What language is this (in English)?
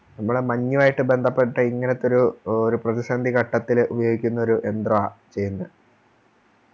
Malayalam